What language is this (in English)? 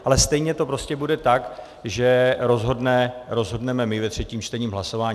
Czech